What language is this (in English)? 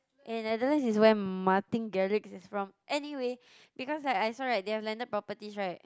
English